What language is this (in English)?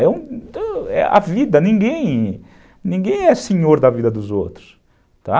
Portuguese